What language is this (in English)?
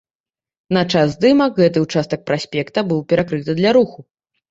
Belarusian